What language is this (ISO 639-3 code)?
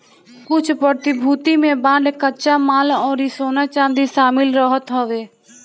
bho